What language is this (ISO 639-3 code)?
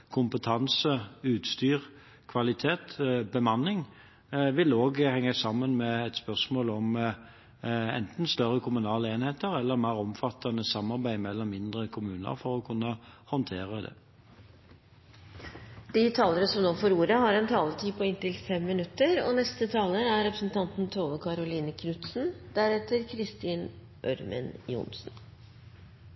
nob